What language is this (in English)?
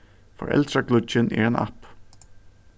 Faroese